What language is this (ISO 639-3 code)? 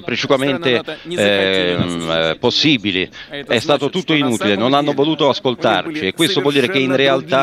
ita